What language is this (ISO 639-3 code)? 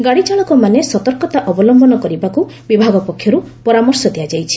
ori